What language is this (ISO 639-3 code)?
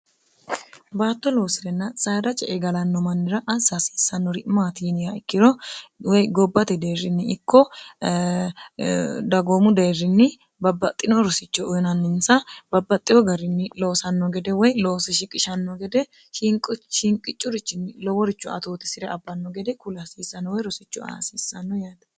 sid